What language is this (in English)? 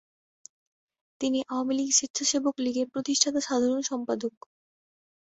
Bangla